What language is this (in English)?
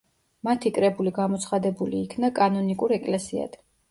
Georgian